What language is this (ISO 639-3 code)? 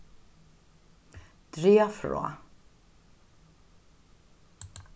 fao